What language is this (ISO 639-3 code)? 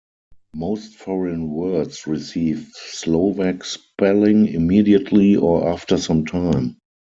eng